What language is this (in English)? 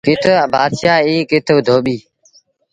Sindhi Bhil